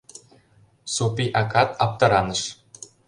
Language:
Mari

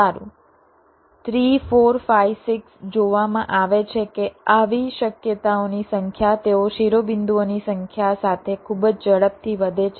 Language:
Gujarati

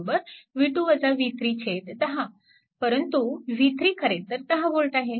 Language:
Marathi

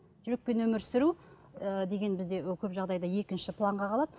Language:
Kazakh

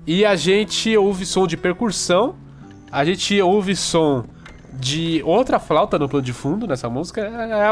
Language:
Portuguese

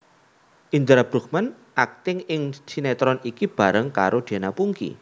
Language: Javanese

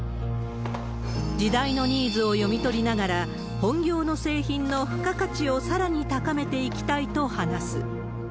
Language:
Japanese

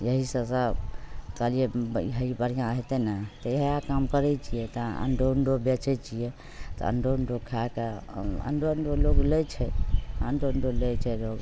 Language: Maithili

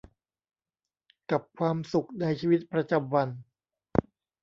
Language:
Thai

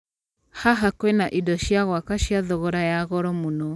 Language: Kikuyu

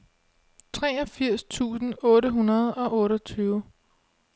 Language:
Danish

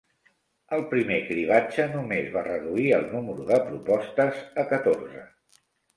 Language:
Catalan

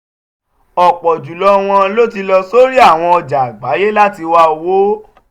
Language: Yoruba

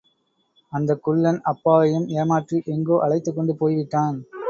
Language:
Tamil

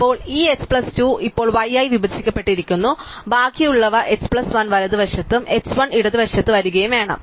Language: Malayalam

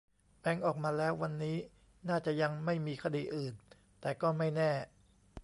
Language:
Thai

